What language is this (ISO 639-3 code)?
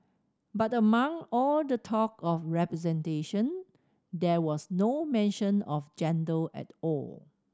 eng